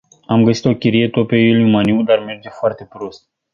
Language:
Romanian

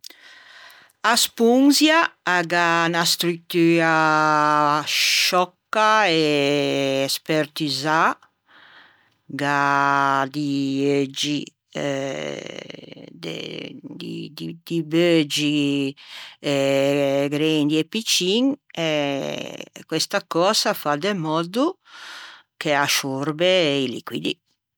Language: Ligurian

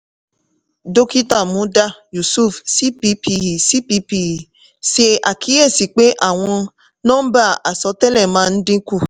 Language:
Yoruba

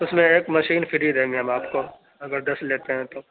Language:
Urdu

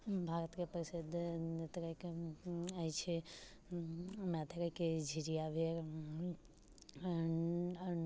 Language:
Maithili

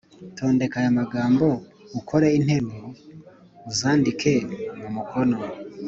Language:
Kinyarwanda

